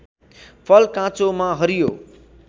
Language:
Nepali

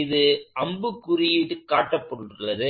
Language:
Tamil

